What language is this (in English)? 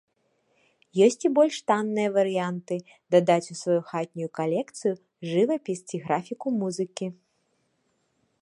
Belarusian